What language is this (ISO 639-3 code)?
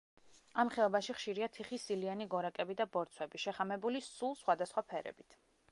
kat